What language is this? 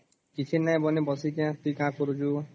Odia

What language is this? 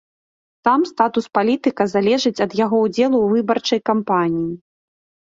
Belarusian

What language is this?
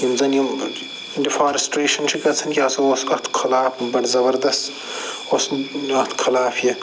Kashmiri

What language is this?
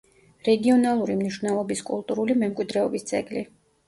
Georgian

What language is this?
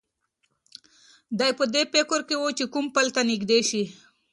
Pashto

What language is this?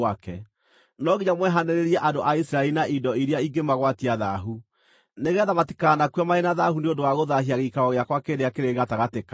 Kikuyu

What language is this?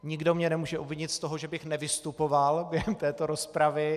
Czech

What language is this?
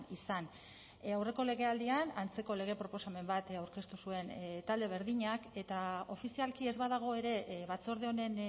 Basque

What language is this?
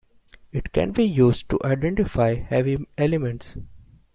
English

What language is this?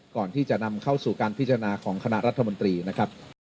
Thai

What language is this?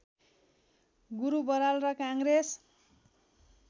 Nepali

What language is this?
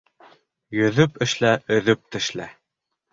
Bashkir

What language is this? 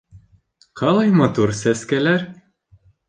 Bashkir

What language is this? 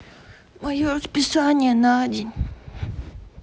Russian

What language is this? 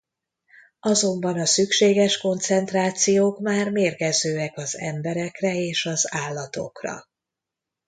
Hungarian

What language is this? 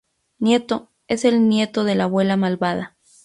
Spanish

